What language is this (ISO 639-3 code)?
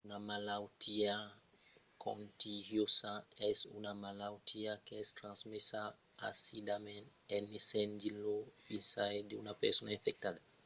oci